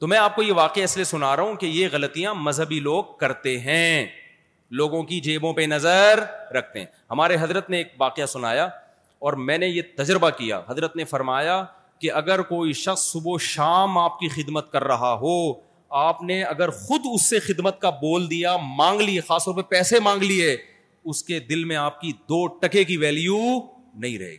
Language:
Urdu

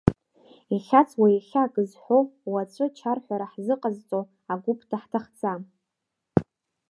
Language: Abkhazian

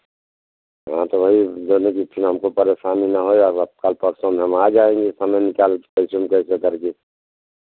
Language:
Hindi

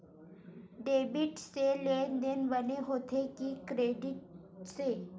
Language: Chhattisgarhi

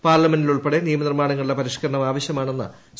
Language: Malayalam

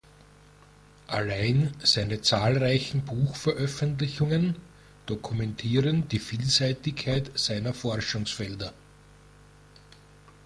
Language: German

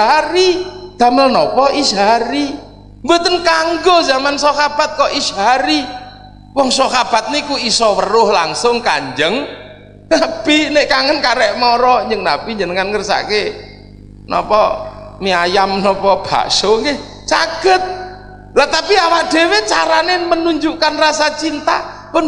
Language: Indonesian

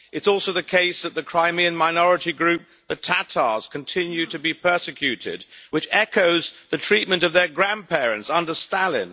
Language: English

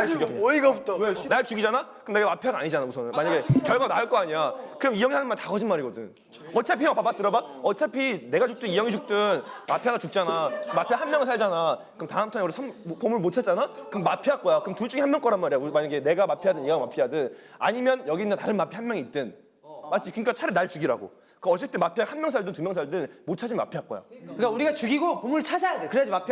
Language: Korean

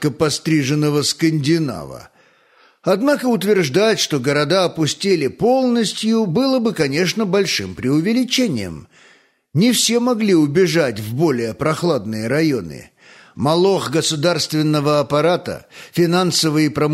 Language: Russian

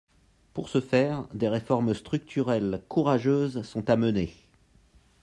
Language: French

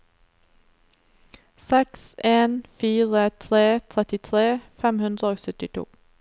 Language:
Norwegian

